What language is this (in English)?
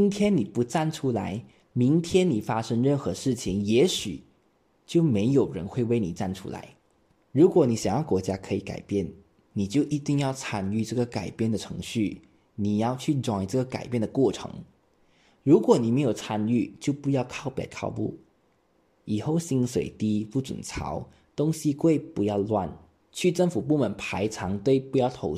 Chinese